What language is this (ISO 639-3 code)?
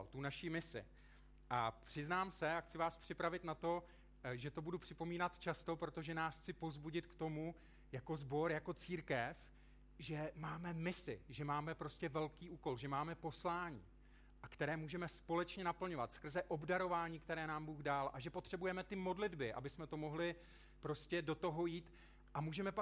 ces